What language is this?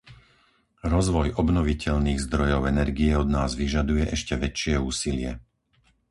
Slovak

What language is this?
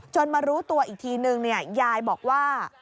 Thai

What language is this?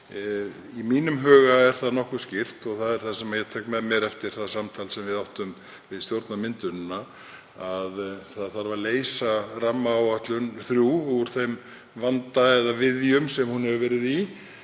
Icelandic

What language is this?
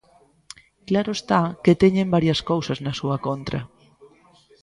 Galician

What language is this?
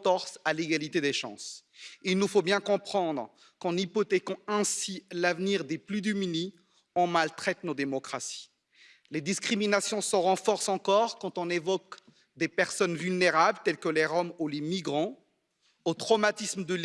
French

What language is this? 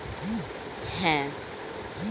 Bangla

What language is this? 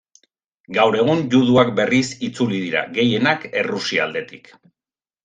Basque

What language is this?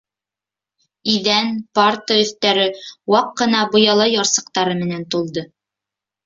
Bashkir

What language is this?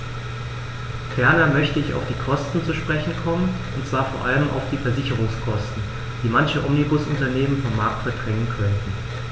German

